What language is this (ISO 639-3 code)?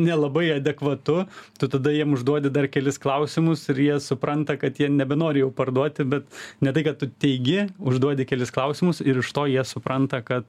lit